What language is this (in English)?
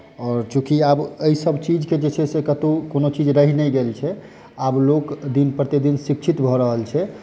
Maithili